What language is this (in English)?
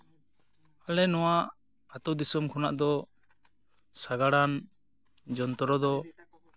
Santali